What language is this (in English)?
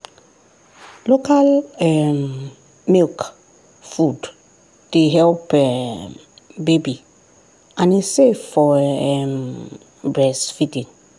Nigerian Pidgin